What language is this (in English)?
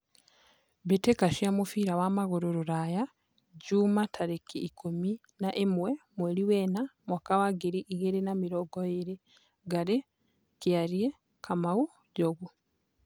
Kikuyu